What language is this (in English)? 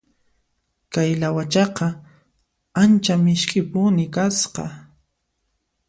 Puno Quechua